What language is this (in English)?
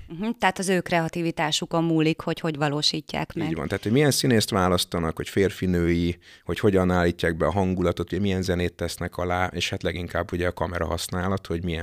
Hungarian